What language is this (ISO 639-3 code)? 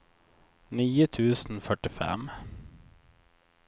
swe